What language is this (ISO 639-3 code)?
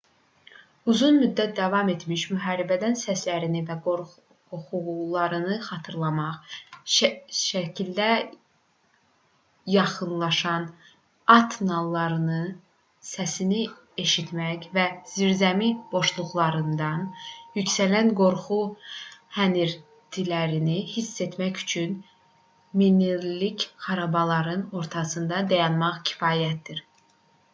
aze